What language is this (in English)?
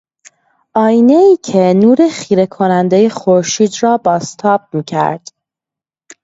Persian